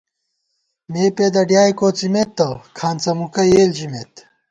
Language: Gawar-Bati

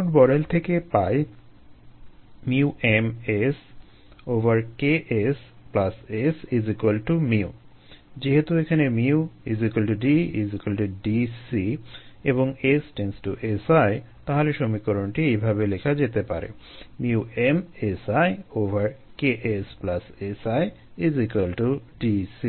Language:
Bangla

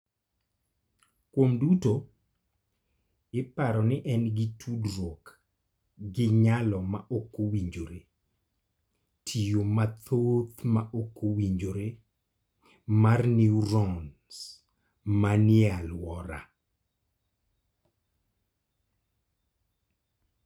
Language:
Luo (Kenya and Tanzania)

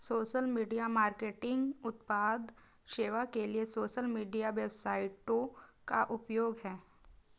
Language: Hindi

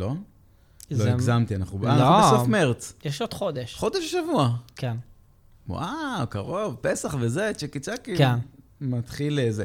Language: Hebrew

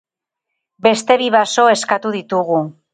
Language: Basque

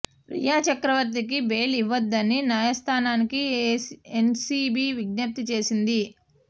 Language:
Telugu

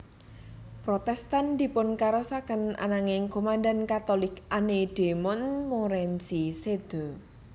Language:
Javanese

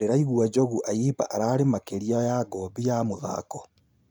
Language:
Kikuyu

